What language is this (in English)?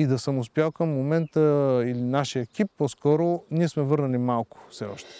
Bulgarian